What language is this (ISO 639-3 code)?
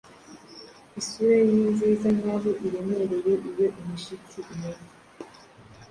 kin